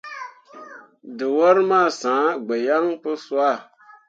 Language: Mundang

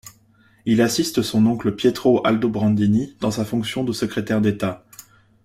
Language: French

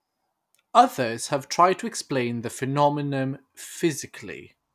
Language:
English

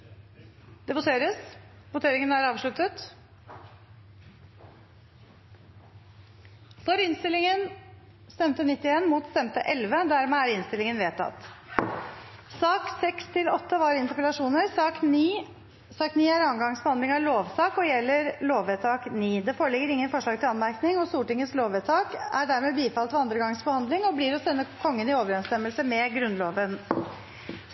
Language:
Norwegian Bokmål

